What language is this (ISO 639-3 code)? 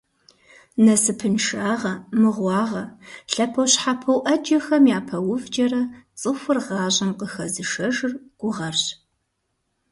kbd